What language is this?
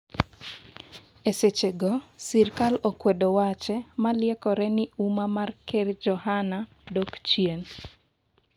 Luo (Kenya and Tanzania)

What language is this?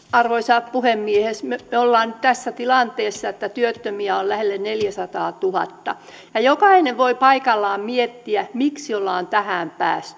Finnish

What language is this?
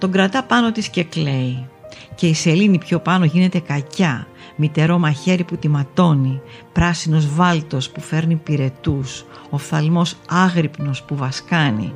Greek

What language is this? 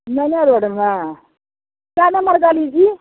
Maithili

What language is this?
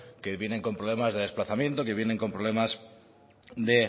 Spanish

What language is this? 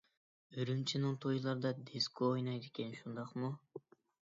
Uyghur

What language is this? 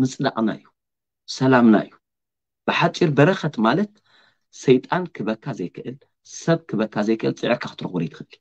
Arabic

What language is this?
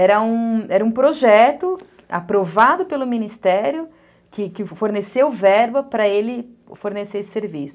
Portuguese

